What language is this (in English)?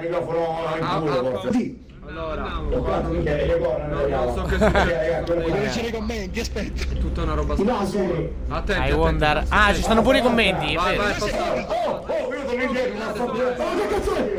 Italian